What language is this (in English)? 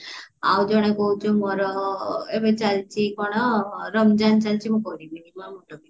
Odia